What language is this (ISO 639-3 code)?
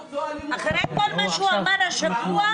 heb